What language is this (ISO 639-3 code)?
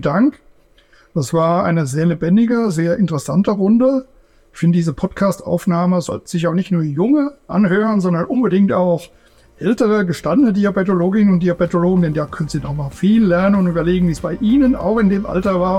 deu